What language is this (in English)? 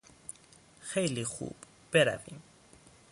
Persian